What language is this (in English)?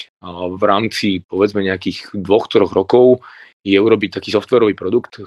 Slovak